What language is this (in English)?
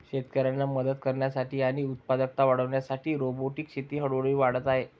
Marathi